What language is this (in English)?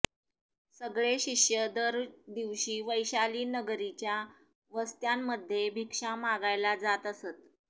Marathi